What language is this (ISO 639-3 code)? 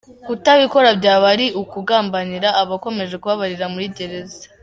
kin